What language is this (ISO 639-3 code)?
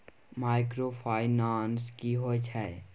mai